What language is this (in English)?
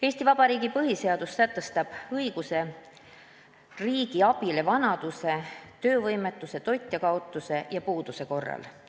Estonian